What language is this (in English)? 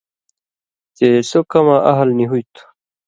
Indus Kohistani